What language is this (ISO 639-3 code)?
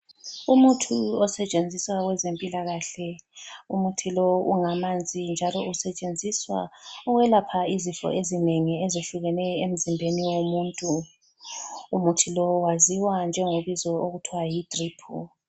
nde